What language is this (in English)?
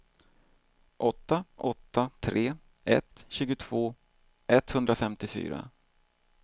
Swedish